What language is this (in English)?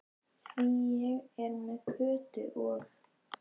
Icelandic